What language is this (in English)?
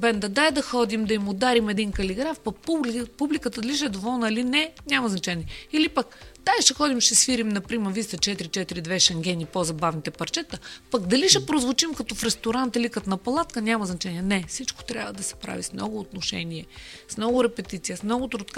Bulgarian